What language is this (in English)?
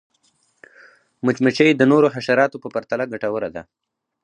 Pashto